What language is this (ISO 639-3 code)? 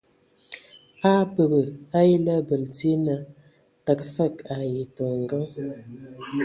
ewo